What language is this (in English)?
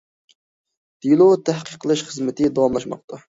Uyghur